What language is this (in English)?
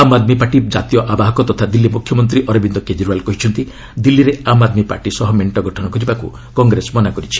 Odia